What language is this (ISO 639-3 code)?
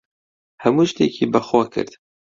ckb